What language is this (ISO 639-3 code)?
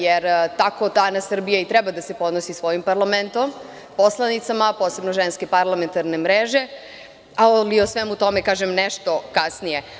srp